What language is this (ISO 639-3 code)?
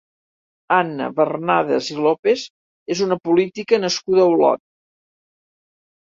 cat